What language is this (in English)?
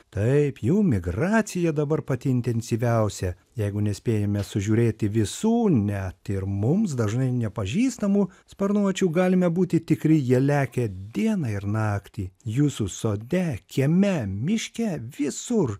Lithuanian